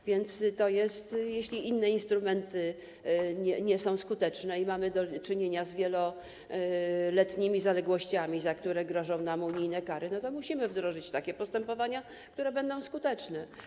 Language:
Polish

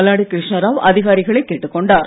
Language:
Tamil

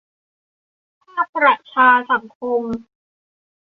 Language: Thai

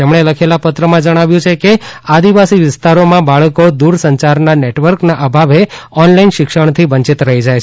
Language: Gujarati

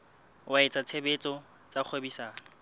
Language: Southern Sotho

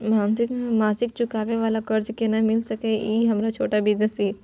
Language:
Maithili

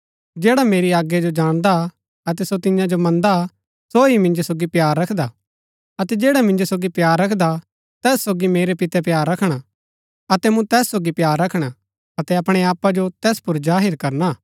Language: Gaddi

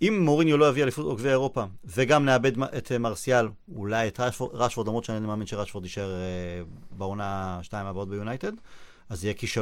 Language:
Hebrew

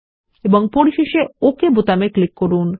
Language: Bangla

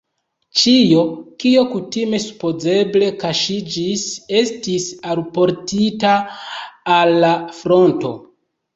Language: Esperanto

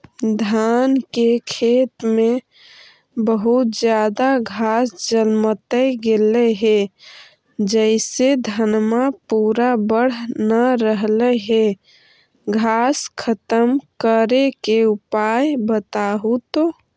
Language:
Magahi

